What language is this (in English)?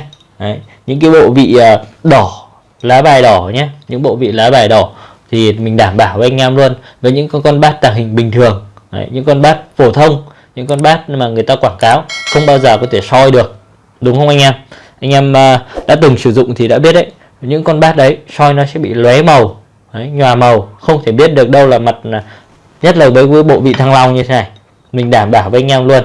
Vietnamese